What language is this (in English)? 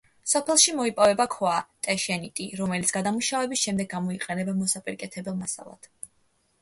Georgian